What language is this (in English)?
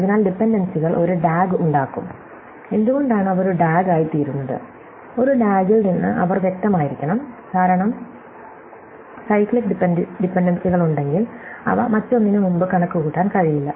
Malayalam